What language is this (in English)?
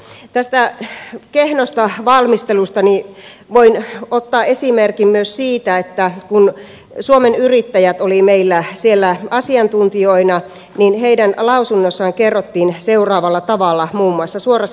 Finnish